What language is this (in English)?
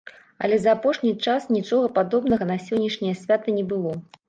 Belarusian